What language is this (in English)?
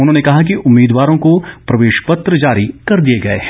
Hindi